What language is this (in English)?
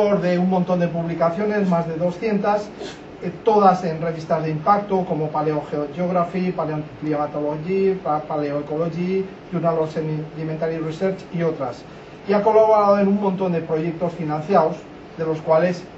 Spanish